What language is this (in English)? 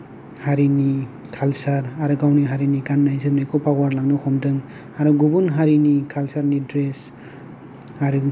Bodo